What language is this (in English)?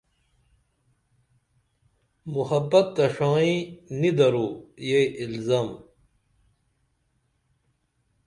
Dameli